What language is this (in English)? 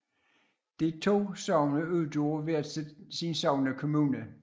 Danish